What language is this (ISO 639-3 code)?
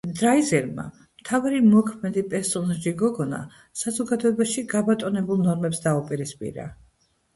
kat